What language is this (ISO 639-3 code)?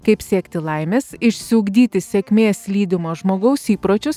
lit